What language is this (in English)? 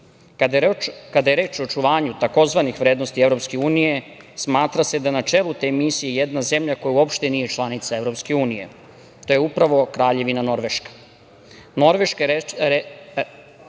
Serbian